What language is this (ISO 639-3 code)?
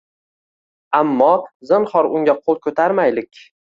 uzb